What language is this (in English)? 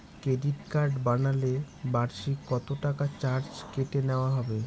Bangla